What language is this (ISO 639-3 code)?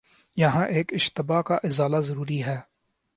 urd